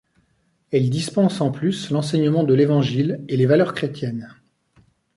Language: French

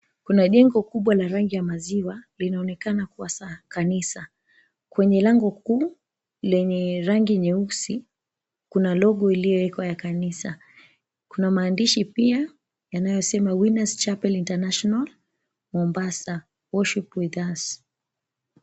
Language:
Swahili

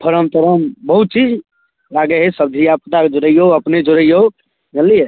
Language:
Maithili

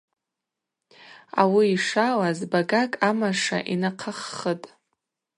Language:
Abaza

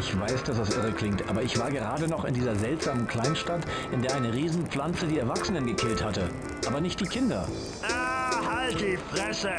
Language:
German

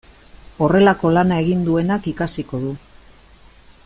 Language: Basque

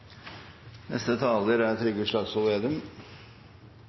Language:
Norwegian Nynorsk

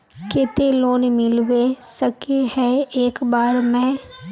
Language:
Magahi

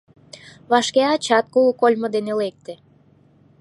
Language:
Mari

